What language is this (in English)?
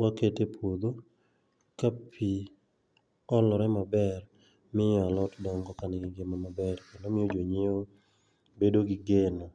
Luo (Kenya and Tanzania)